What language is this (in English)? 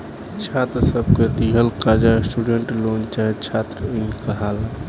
Bhojpuri